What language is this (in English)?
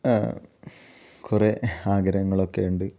Malayalam